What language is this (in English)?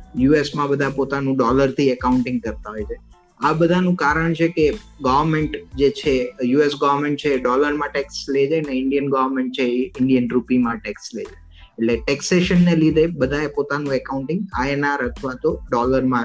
Gujarati